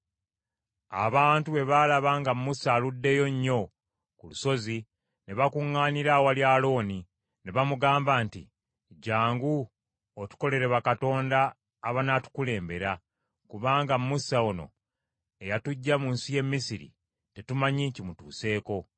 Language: Ganda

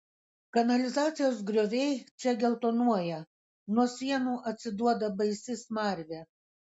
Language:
Lithuanian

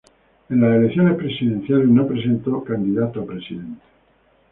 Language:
Spanish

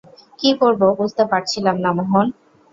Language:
Bangla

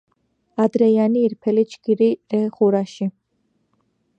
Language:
Georgian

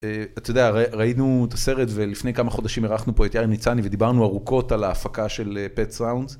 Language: Hebrew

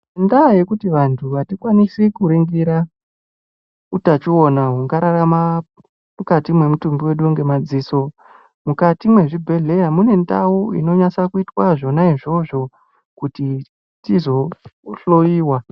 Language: Ndau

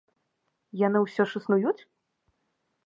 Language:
Belarusian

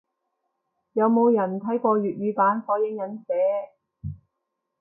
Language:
Cantonese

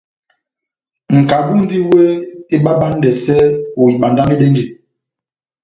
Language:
Batanga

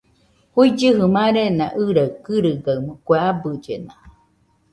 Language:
Nüpode Huitoto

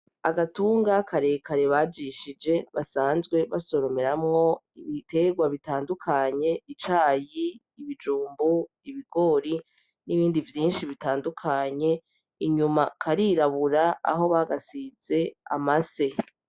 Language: Rundi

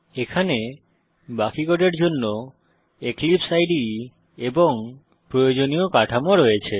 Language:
Bangla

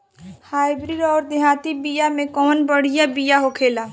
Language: Bhojpuri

